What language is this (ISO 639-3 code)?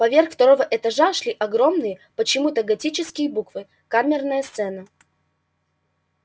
rus